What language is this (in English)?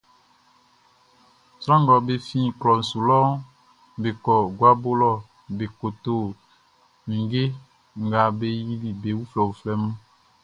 Baoulé